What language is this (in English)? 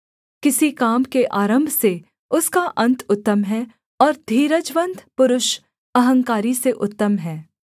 Hindi